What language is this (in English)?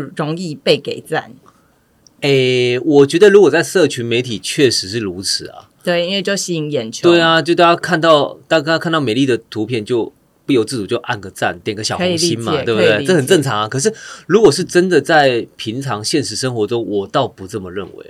Chinese